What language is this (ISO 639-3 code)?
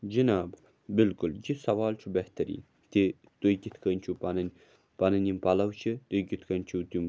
kas